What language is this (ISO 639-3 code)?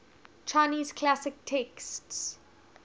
eng